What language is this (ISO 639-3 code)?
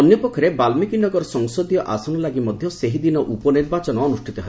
ori